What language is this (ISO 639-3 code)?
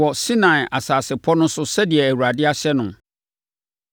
aka